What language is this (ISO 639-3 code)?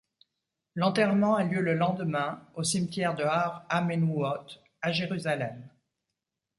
fra